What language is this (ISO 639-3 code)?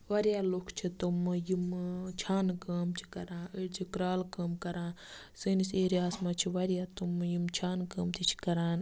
kas